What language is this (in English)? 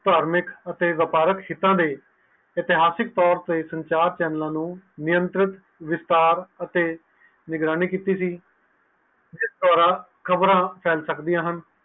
Punjabi